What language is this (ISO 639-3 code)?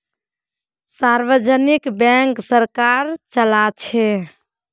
mag